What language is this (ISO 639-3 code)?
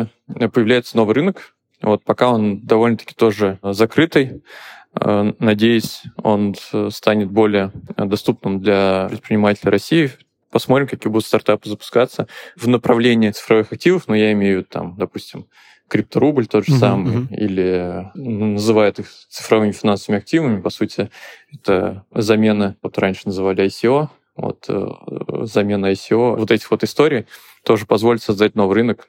rus